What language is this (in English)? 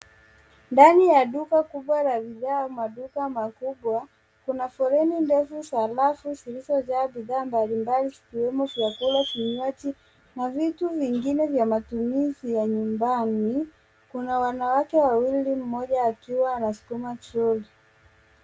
Swahili